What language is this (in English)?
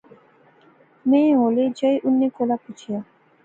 Pahari-Potwari